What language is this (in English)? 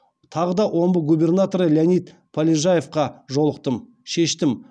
Kazakh